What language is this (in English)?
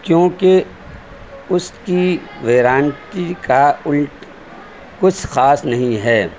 Urdu